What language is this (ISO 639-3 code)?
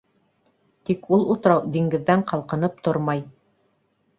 bak